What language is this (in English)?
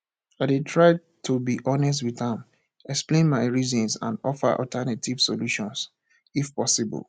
Nigerian Pidgin